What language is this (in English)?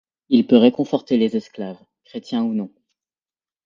French